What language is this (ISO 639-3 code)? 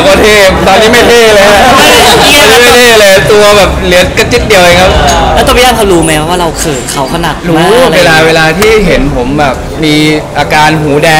tha